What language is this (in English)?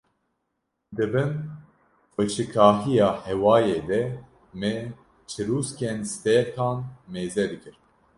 Kurdish